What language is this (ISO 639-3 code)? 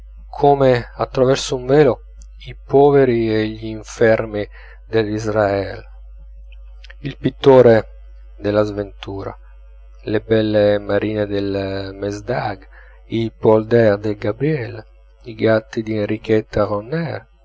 ita